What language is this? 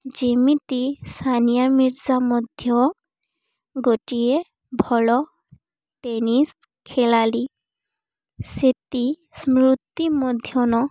Odia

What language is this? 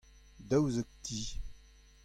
Breton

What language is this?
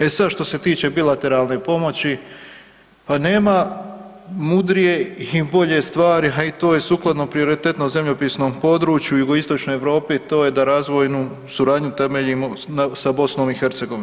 Croatian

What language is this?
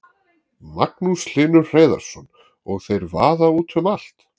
Icelandic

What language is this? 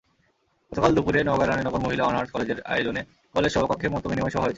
Bangla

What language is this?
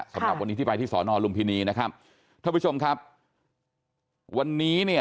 Thai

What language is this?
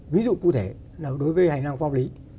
Vietnamese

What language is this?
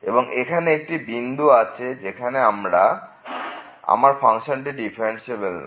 Bangla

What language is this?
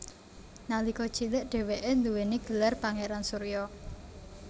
Javanese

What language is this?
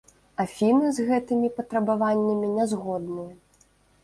Belarusian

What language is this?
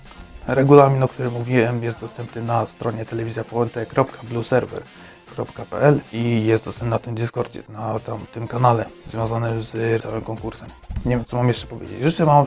Polish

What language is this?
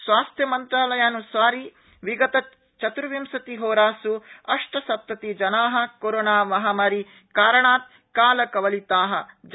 Sanskrit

